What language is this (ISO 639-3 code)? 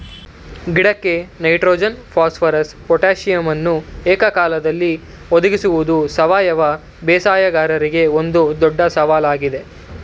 kan